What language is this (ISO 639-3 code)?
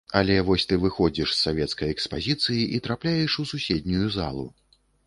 bel